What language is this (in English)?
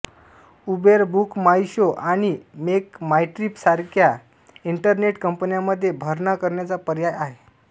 Marathi